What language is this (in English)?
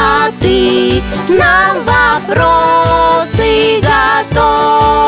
Russian